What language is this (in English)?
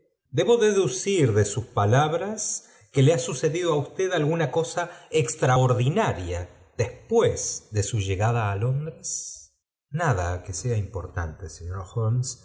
Spanish